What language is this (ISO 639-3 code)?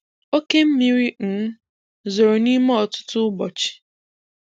ibo